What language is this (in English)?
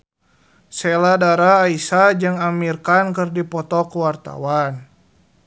Sundanese